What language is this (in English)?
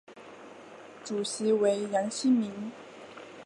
Chinese